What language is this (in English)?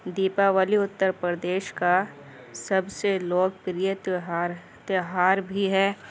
Urdu